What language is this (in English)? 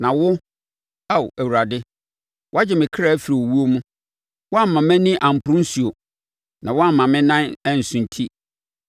Akan